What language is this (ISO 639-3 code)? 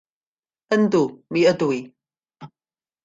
cym